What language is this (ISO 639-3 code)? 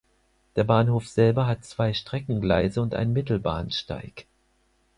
deu